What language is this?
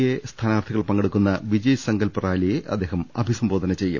Malayalam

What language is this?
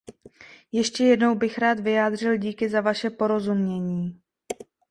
Czech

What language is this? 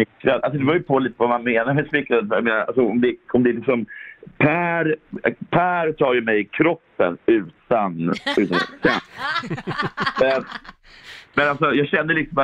Swedish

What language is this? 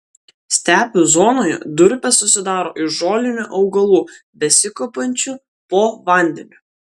Lithuanian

